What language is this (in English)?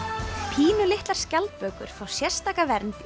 Icelandic